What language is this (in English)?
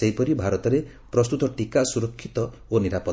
Odia